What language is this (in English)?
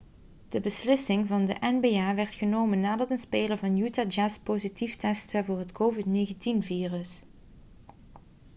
Dutch